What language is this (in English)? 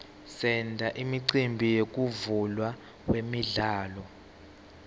Swati